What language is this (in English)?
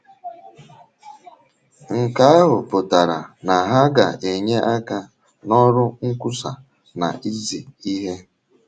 Igbo